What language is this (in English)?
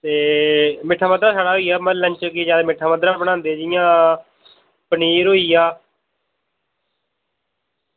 Dogri